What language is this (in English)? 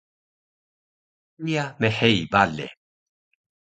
Taroko